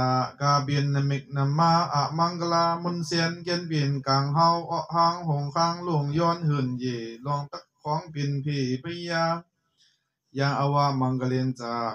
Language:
Thai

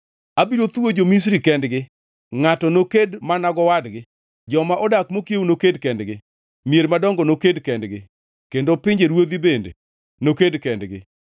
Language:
Luo (Kenya and Tanzania)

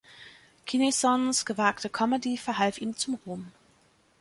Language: German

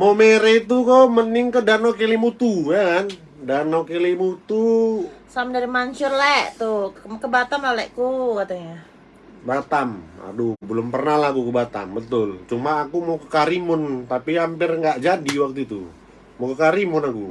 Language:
Indonesian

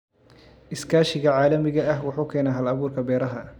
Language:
Somali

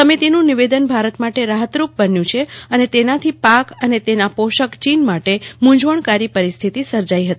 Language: Gujarati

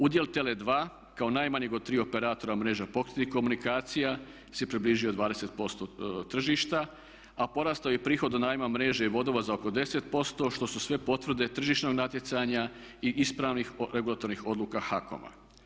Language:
Croatian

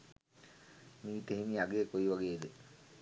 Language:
Sinhala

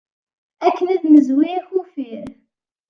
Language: Kabyle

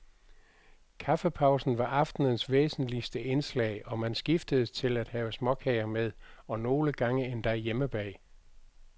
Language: Danish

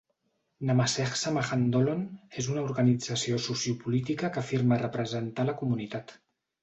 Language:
Catalan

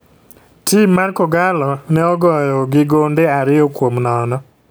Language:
Luo (Kenya and Tanzania)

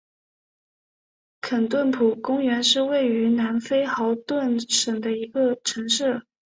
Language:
Chinese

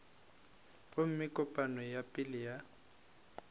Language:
Northern Sotho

